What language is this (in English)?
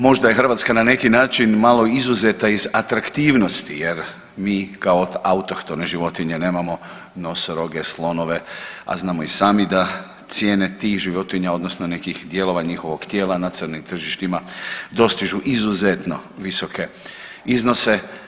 Croatian